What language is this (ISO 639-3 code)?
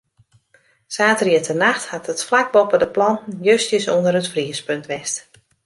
fry